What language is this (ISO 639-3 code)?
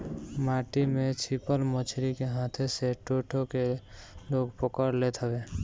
bho